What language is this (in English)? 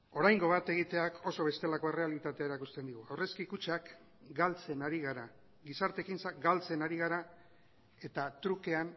Basque